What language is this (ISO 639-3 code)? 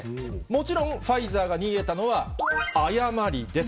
jpn